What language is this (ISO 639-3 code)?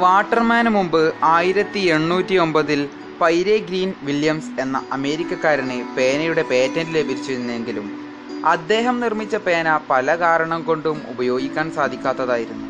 mal